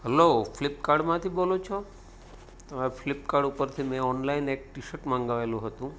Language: Gujarati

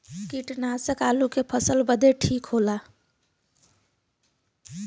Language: Bhojpuri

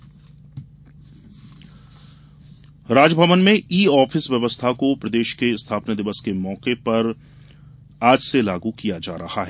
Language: Hindi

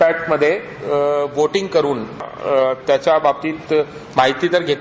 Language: Marathi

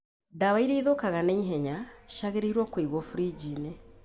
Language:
Kikuyu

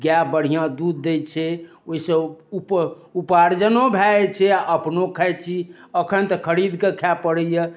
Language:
Maithili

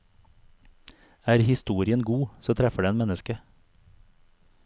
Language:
Norwegian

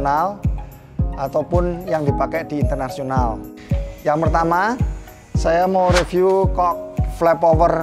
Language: Indonesian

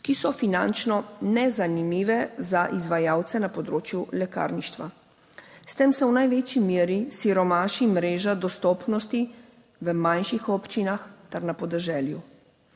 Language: Slovenian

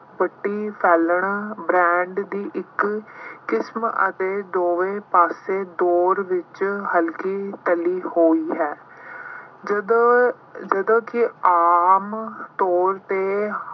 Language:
Punjabi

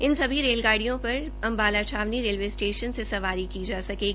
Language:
Hindi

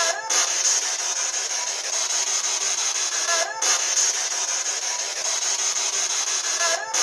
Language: Swedish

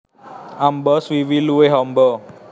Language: Javanese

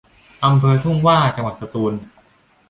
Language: Thai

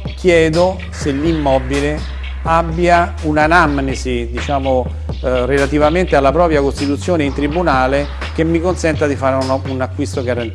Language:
Italian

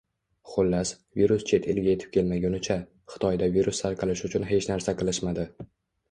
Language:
Uzbek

